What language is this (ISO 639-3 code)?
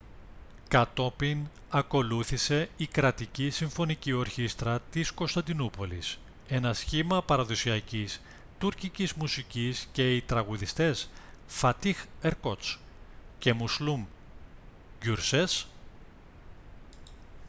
ell